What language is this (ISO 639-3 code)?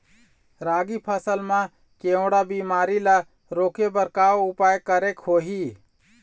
hne